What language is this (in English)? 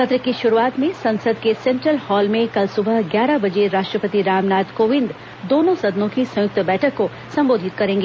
Hindi